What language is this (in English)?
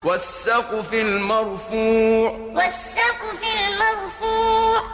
Arabic